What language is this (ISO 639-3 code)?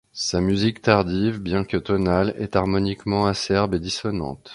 fra